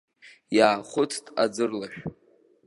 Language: Abkhazian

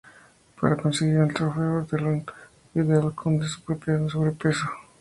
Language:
Spanish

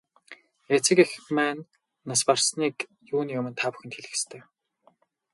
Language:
Mongolian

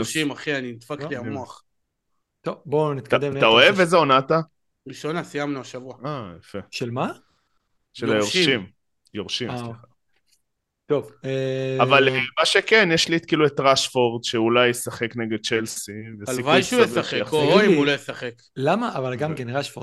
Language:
Hebrew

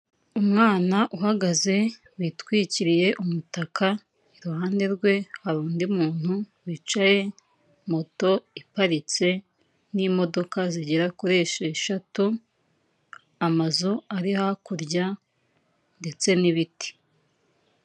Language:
Kinyarwanda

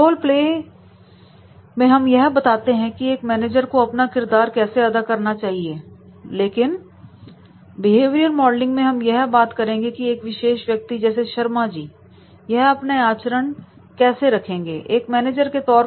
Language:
Hindi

